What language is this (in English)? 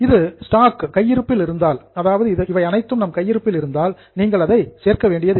Tamil